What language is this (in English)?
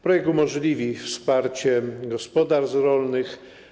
Polish